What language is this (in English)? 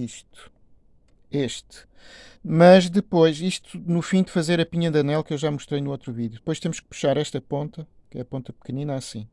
Portuguese